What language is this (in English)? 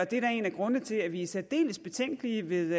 Danish